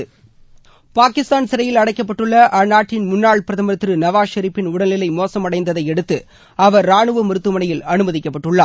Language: Tamil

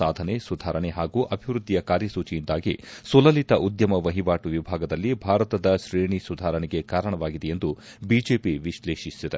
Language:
Kannada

